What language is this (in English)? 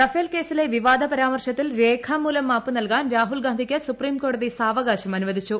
Malayalam